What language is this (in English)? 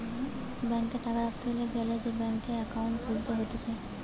Bangla